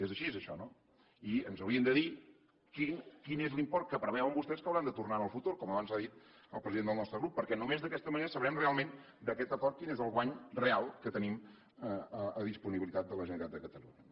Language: Catalan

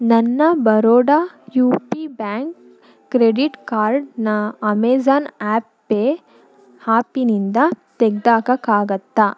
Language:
Kannada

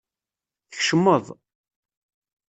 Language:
Kabyle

